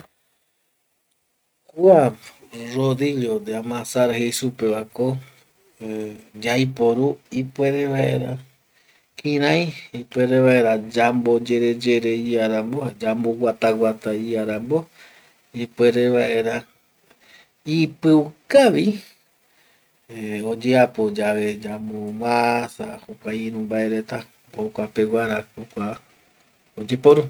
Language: Eastern Bolivian Guaraní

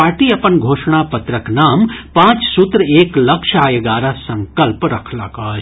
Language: Maithili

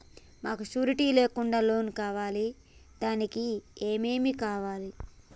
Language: Telugu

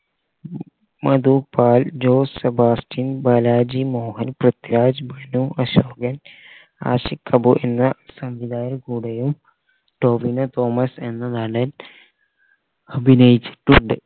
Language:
Malayalam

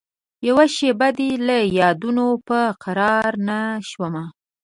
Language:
Pashto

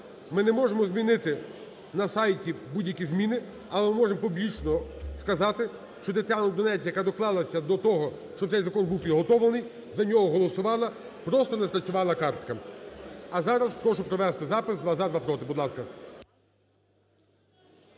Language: Ukrainian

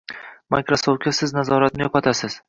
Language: Uzbek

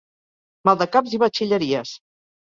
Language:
Catalan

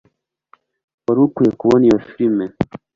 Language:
Kinyarwanda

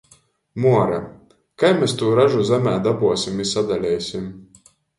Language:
Latgalian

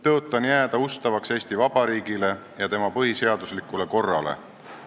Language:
Estonian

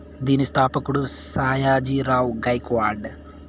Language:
Telugu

